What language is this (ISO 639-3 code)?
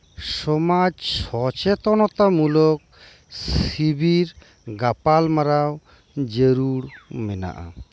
sat